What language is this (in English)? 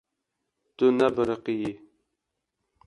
Kurdish